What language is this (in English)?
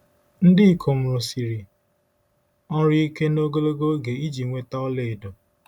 Igbo